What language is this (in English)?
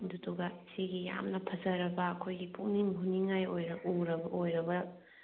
Manipuri